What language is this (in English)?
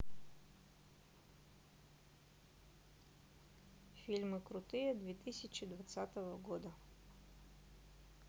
Russian